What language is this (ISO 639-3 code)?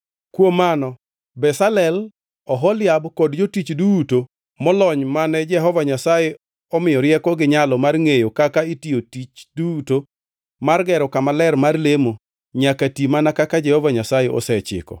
luo